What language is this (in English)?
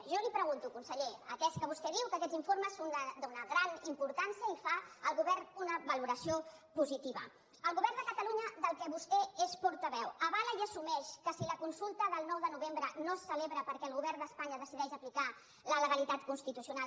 Catalan